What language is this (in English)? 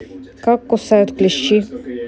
Russian